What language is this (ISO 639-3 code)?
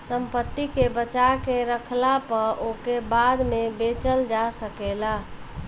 bho